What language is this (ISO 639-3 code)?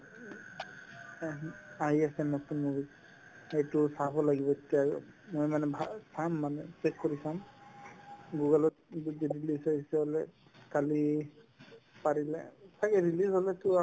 asm